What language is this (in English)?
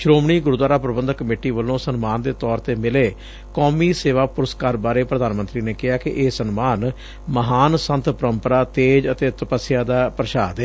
Punjabi